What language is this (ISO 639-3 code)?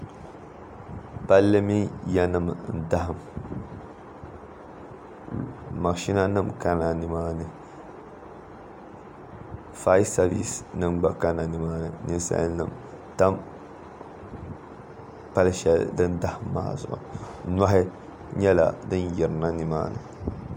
dag